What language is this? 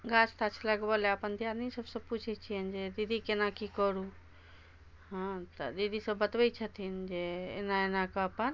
Maithili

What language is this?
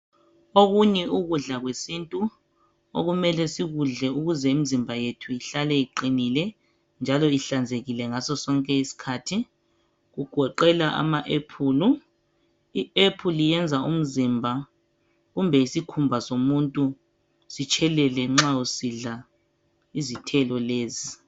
North Ndebele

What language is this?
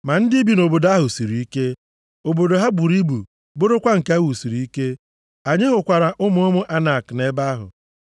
Igbo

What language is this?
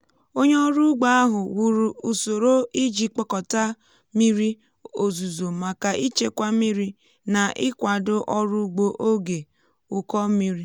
Igbo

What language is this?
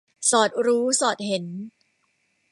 Thai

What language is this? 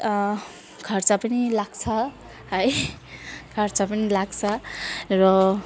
Nepali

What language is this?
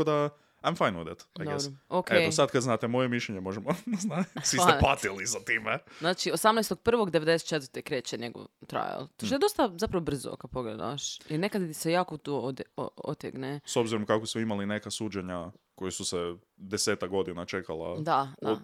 Croatian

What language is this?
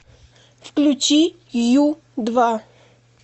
Russian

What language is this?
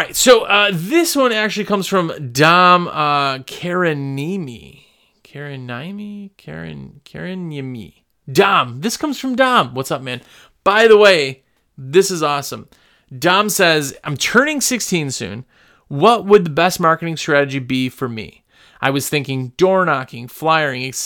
English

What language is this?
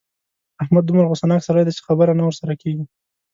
Pashto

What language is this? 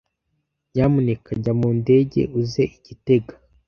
Kinyarwanda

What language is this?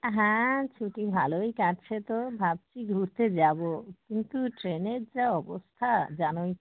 Bangla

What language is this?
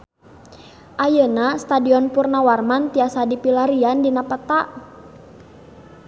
Sundanese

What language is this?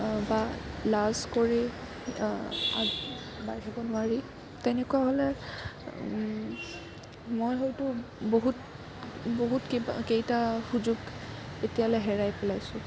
Assamese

